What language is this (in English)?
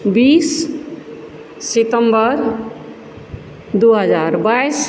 Maithili